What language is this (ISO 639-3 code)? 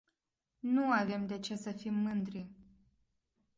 ron